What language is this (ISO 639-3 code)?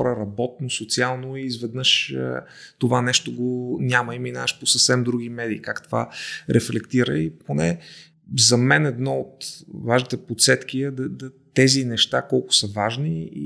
bul